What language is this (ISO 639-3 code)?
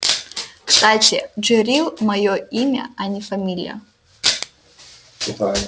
rus